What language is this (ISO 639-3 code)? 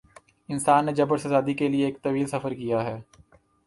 urd